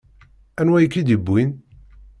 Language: Kabyle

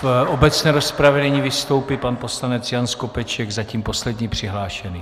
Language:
Czech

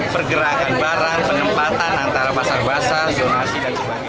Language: Indonesian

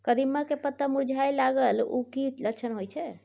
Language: Maithili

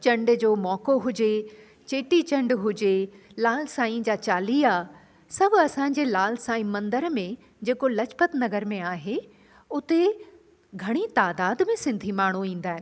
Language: Sindhi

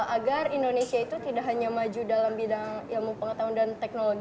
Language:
Indonesian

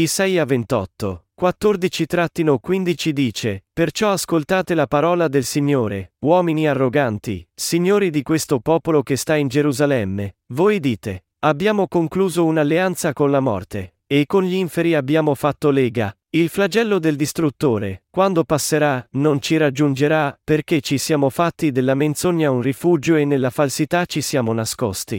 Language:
Italian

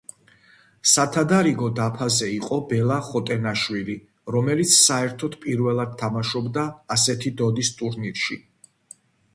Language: Georgian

